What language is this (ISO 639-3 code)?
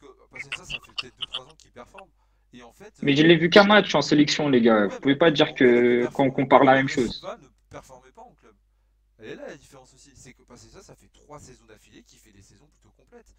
fra